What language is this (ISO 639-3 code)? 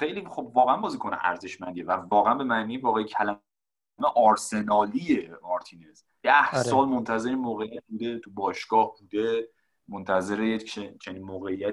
fas